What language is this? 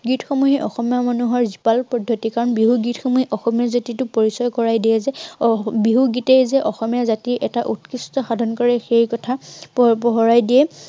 Assamese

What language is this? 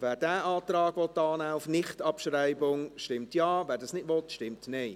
Swiss German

